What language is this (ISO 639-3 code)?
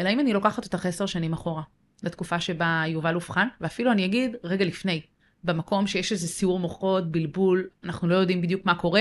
heb